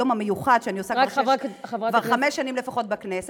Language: Hebrew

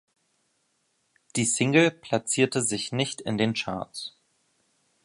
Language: German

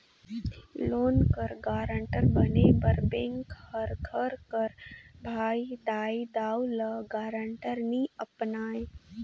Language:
Chhattisgarhi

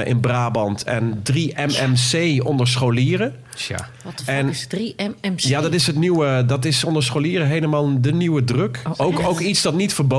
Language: Dutch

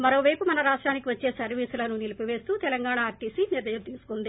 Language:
Telugu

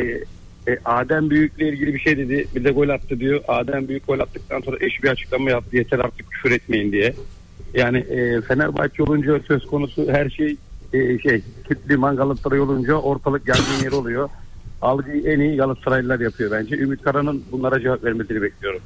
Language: Turkish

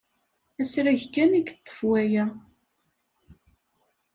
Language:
Kabyle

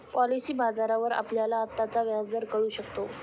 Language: Marathi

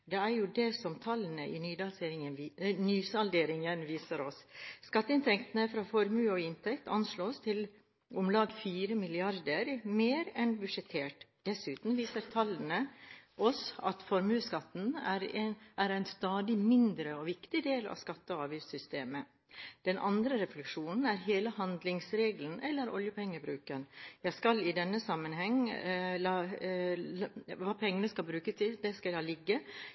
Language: Norwegian Bokmål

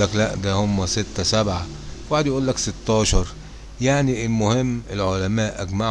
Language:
Arabic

